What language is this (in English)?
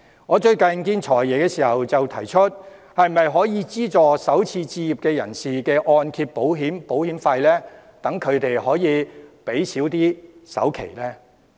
Cantonese